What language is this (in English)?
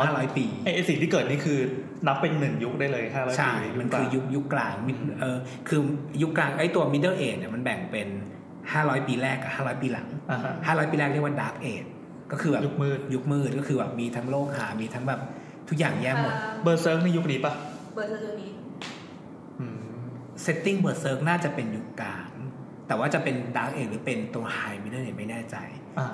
Thai